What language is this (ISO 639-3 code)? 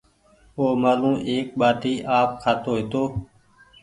gig